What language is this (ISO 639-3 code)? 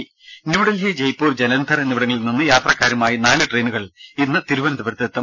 mal